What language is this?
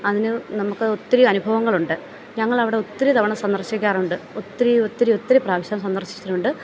Malayalam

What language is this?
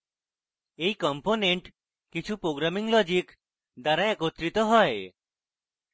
Bangla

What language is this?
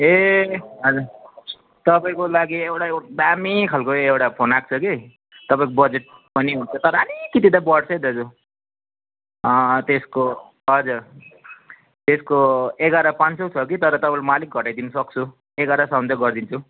Nepali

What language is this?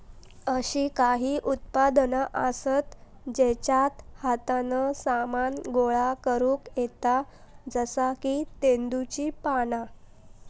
Marathi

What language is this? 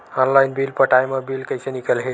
Chhattisgarhi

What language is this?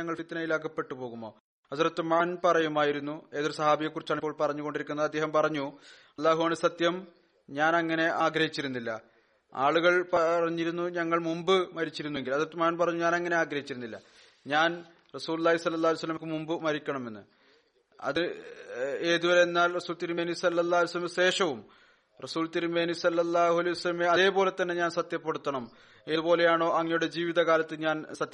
Malayalam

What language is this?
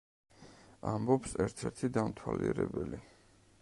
Georgian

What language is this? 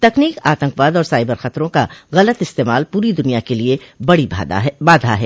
Hindi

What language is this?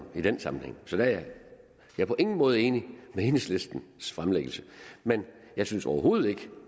Danish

